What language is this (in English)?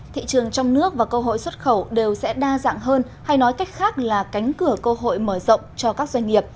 Vietnamese